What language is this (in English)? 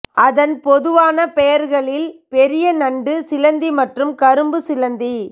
Tamil